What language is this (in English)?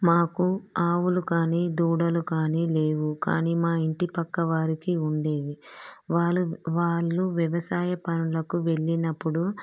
Telugu